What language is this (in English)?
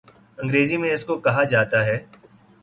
Urdu